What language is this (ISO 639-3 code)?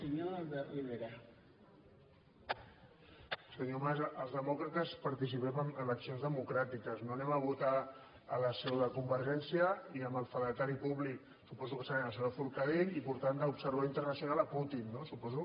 cat